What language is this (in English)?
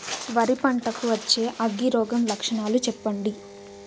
Telugu